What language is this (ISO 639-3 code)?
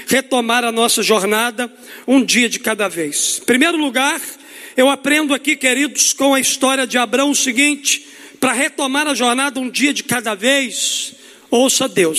por